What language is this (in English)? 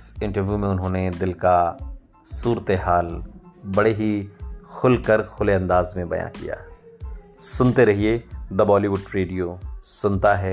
Hindi